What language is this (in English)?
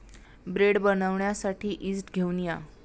Marathi